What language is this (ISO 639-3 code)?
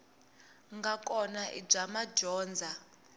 tso